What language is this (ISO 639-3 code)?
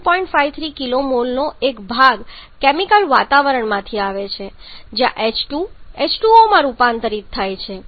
guj